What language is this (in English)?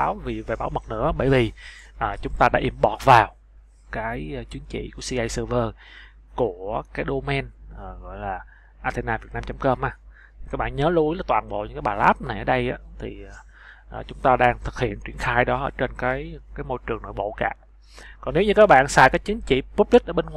Vietnamese